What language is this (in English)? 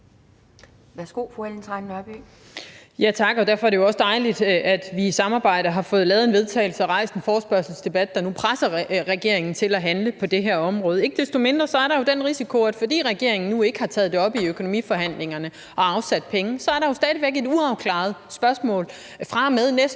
Danish